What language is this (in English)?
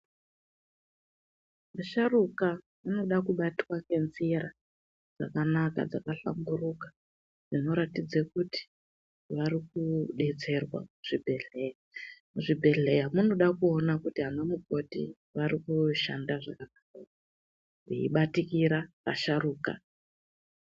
Ndau